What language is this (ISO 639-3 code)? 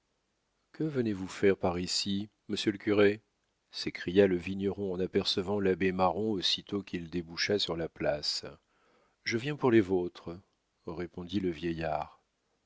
fra